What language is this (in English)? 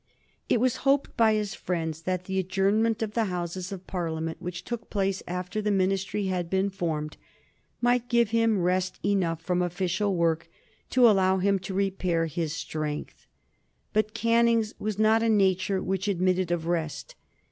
English